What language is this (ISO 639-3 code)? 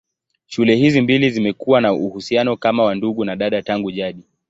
swa